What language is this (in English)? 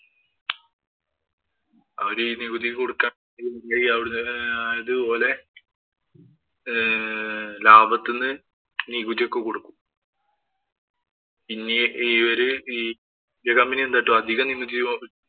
Malayalam